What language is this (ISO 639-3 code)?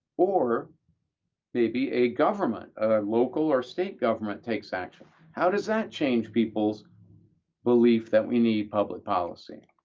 eng